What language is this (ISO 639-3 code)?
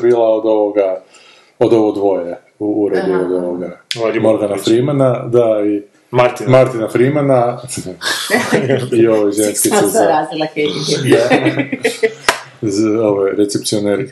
hrv